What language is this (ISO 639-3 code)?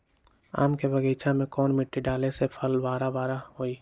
mag